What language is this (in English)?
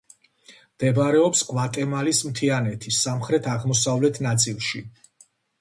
Georgian